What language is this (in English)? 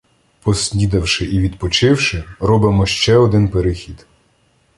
Ukrainian